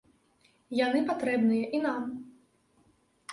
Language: Belarusian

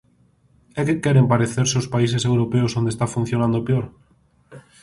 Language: Galician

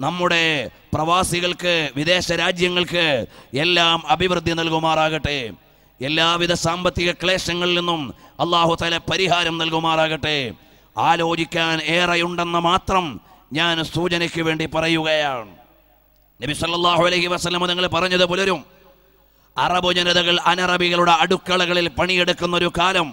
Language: Malayalam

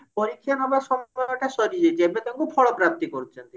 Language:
Odia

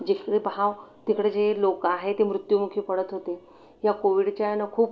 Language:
Marathi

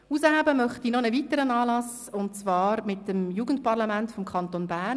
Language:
Swiss German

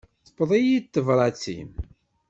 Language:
Kabyle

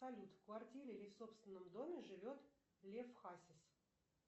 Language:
Russian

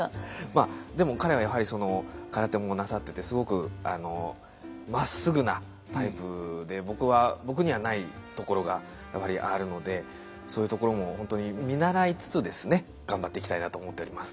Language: Japanese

